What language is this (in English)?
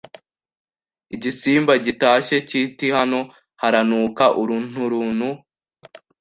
Kinyarwanda